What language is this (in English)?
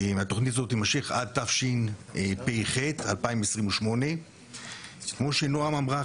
Hebrew